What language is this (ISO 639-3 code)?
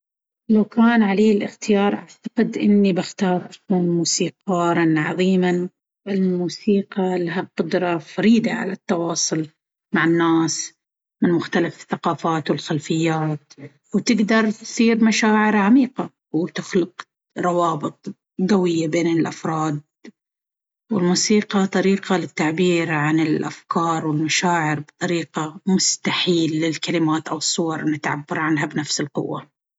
abv